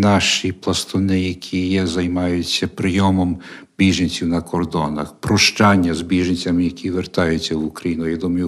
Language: Ukrainian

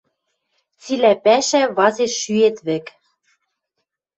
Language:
Western Mari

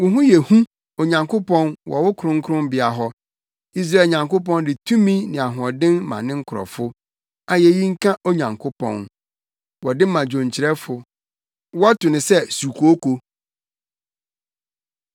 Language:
Akan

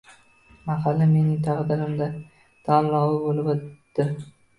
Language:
Uzbek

